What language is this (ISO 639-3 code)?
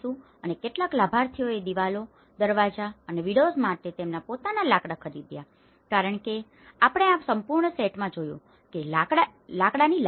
guj